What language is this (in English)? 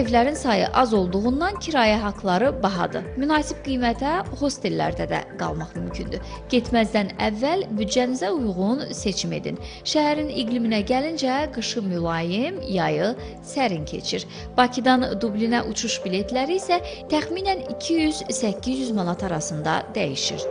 Turkish